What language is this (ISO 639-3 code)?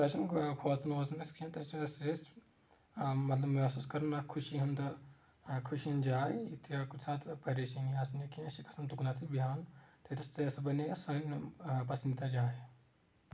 kas